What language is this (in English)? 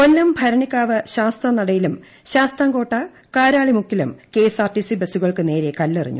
Malayalam